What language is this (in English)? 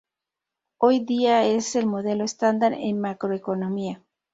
Spanish